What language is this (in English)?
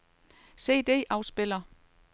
Danish